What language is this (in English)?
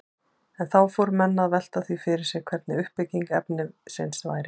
Icelandic